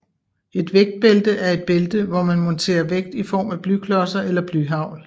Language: Danish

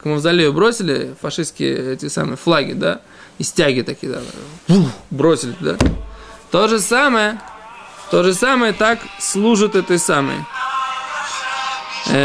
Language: Russian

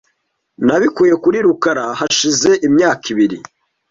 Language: Kinyarwanda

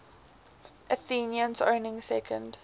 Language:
English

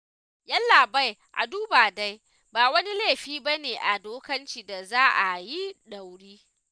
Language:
Hausa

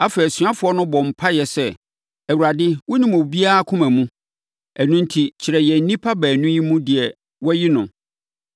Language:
Akan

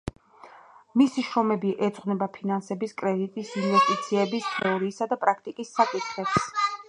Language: Georgian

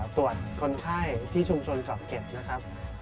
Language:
Thai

